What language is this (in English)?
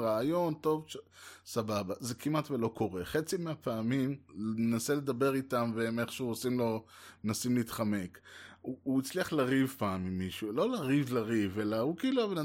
Hebrew